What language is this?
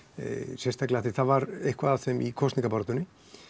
Icelandic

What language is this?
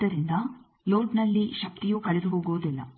Kannada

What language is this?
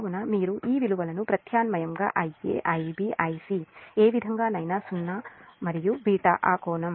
Telugu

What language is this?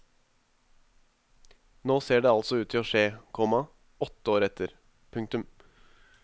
Norwegian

